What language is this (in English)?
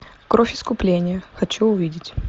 Russian